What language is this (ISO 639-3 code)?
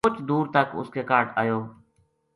gju